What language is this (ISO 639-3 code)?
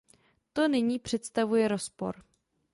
ces